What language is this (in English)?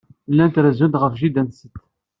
Kabyle